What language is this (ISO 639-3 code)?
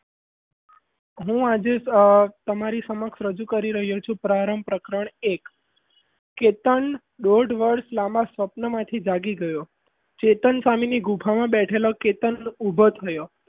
guj